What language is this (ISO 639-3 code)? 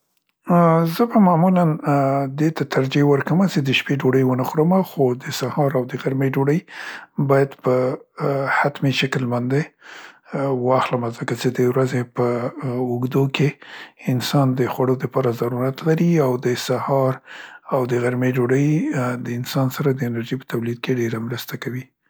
pst